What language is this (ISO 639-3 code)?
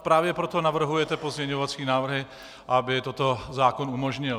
ces